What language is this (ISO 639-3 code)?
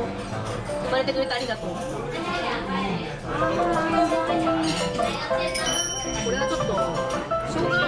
jpn